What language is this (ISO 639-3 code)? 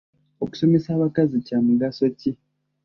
lug